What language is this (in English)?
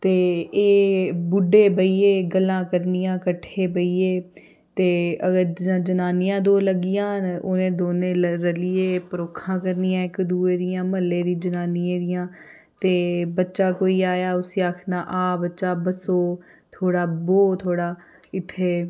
Dogri